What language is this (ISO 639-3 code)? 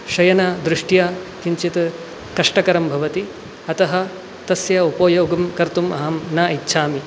san